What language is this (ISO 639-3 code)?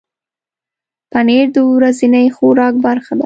pus